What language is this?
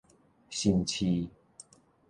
Min Nan Chinese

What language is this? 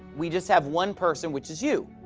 English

